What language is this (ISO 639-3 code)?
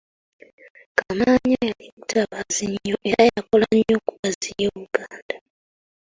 lug